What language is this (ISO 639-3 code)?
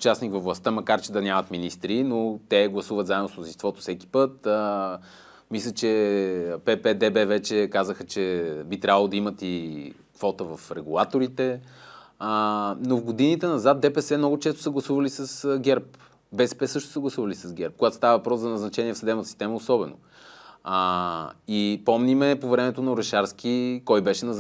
bul